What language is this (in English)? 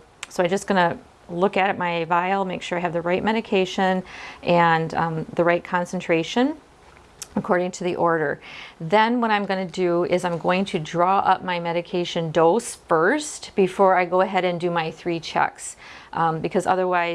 English